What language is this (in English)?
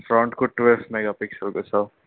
Nepali